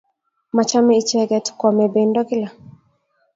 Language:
Kalenjin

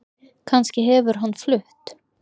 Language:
Icelandic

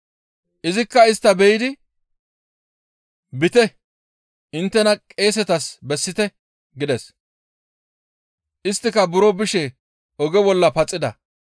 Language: Gamo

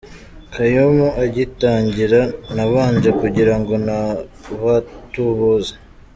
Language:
Kinyarwanda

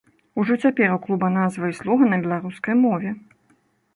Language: Belarusian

